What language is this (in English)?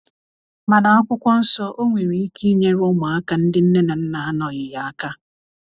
Igbo